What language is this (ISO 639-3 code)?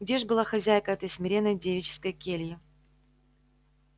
rus